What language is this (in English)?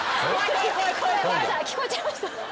Japanese